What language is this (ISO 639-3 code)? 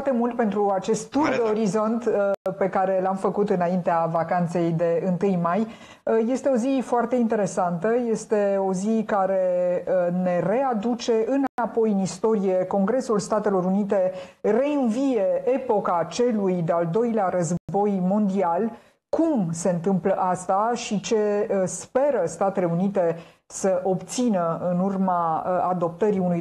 ron